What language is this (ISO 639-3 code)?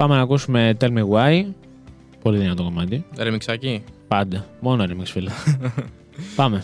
ell